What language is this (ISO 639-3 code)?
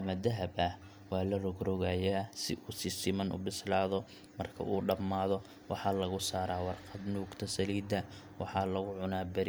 som